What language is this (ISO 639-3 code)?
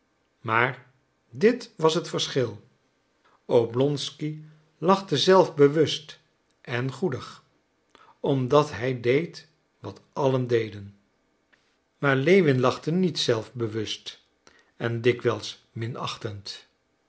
nld